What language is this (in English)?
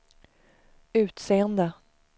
Swedish